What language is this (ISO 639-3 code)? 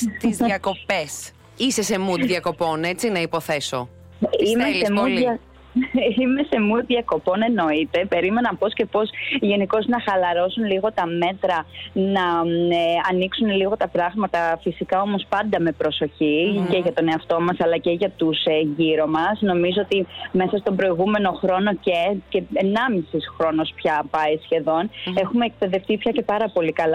ell